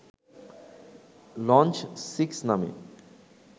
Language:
Bangla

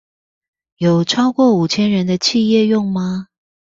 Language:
Chinese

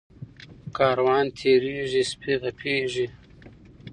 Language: Pashto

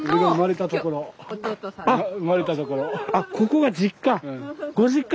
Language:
Japanese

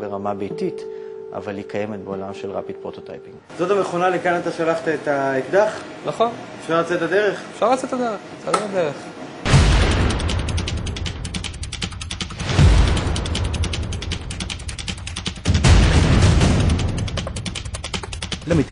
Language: Hebrew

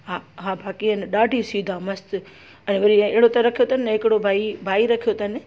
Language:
Sindhi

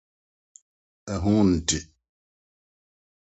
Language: Akan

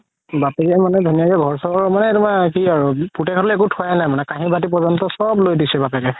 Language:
Assamese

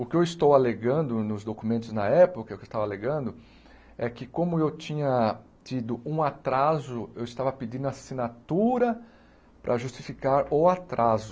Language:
Portuguese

